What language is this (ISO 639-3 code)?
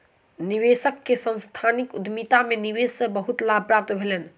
mai